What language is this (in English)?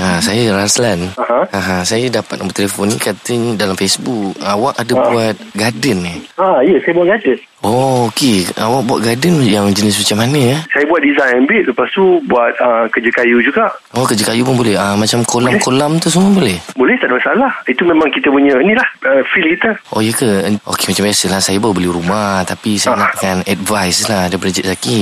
Malay